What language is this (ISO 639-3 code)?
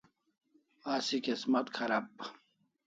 kls